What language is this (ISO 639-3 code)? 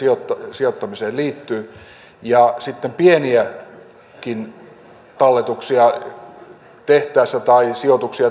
fin